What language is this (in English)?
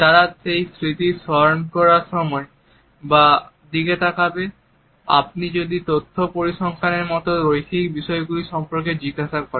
Bangla